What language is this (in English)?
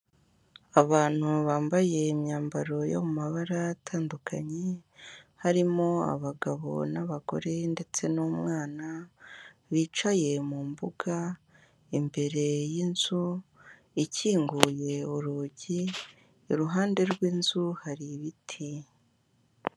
Kinyarwanda